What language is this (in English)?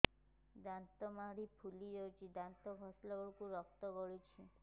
Odia